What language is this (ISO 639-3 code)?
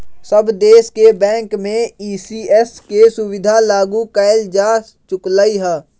mag